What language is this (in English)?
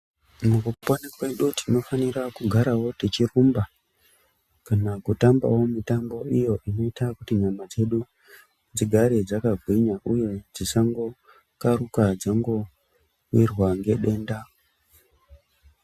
Ndau